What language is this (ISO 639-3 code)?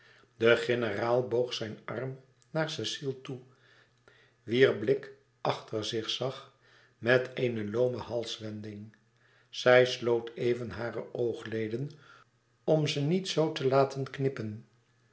nld